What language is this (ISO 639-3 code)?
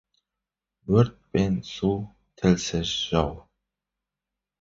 kaz